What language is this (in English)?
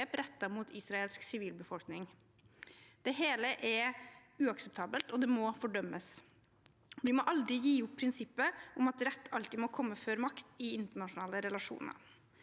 Norwegian